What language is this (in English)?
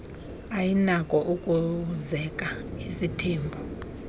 Xhosa